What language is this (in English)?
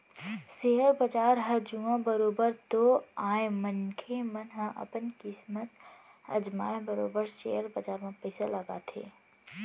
Chhattisgarhi